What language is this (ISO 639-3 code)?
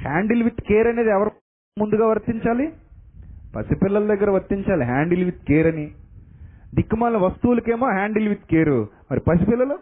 tel